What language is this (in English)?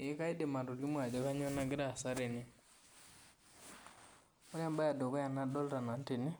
Masai